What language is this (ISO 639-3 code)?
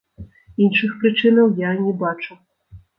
bel